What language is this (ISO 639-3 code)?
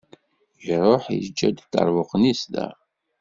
kab